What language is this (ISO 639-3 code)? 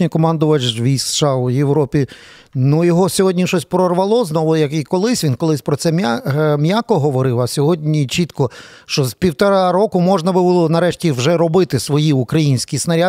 ukr